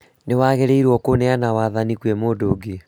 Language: Kikuyu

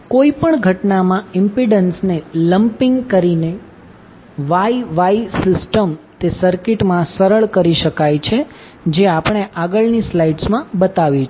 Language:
Gujarati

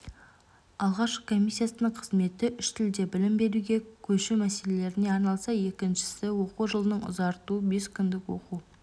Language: Kazakh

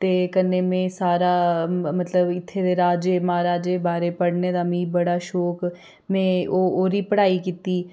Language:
Dogri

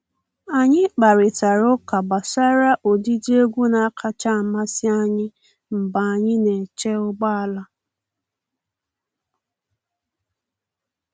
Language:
Igbo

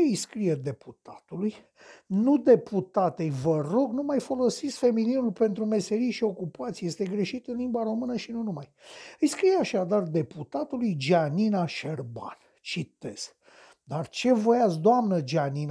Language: Romanian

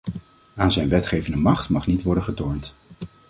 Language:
Dutch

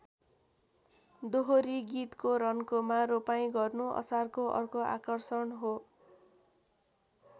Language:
Nepali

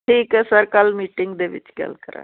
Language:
Punjabi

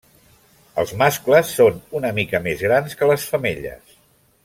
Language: Catalan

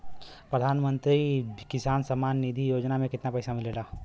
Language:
Bhojpuri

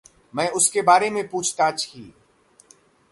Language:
Hindi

